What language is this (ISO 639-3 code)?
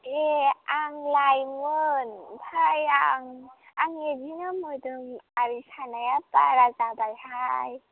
brx